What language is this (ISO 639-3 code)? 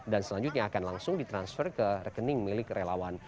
ind